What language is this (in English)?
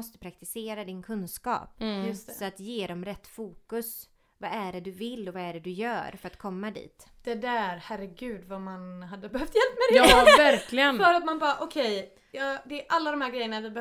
Swedish